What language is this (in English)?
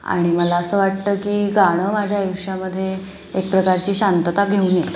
Marathi